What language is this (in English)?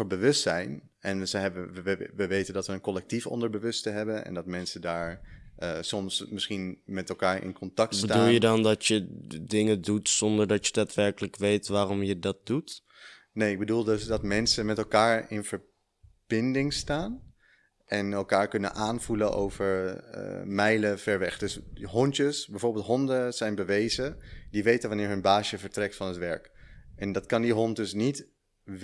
Dutch